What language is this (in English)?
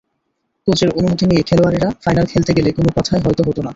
Bangla